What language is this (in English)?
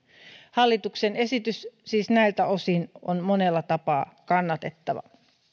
Finnish